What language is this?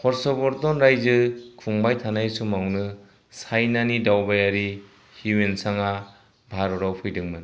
Bodo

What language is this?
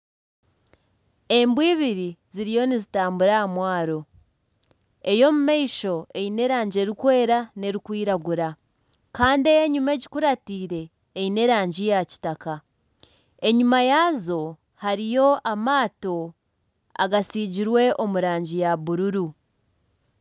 Nyankole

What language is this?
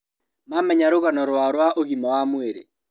Kikuyu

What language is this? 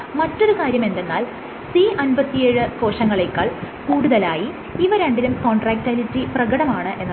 Malayalam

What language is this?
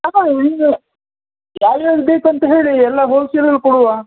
Kannada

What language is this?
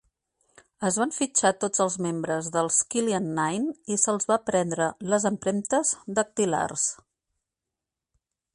Catalan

